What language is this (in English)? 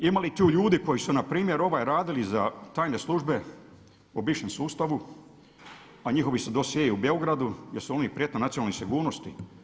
Croatian